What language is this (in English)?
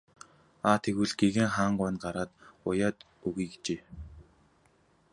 Mongolian